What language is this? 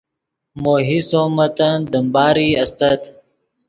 Yidgha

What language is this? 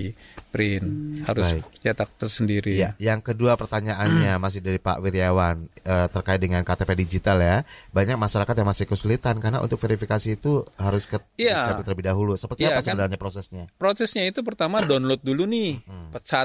Indonesian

